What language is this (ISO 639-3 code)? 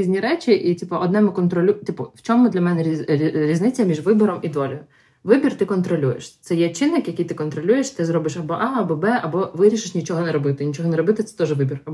ukr